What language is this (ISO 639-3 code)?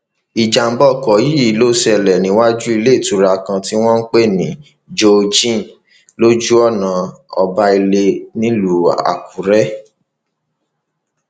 yor